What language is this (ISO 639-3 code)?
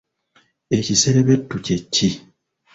lug